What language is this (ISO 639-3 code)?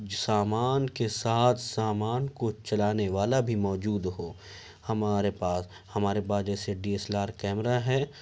urd